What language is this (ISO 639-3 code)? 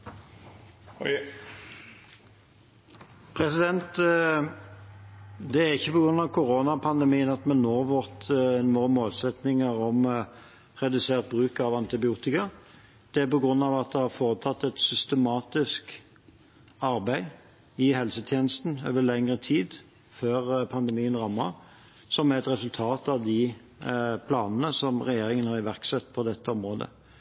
nob